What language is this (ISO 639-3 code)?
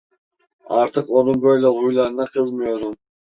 tur